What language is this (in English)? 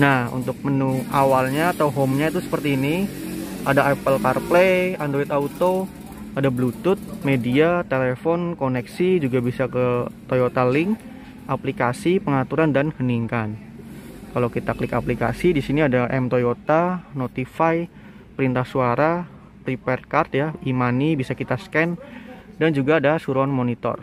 Indonesian